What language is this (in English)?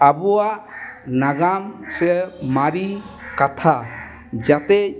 Santali